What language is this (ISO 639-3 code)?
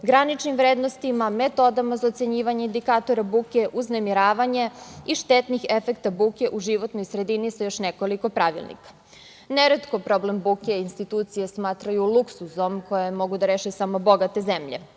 srp